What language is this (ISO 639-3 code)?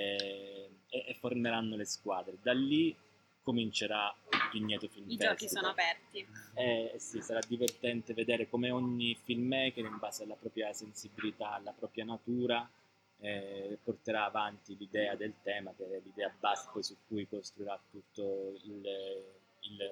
ita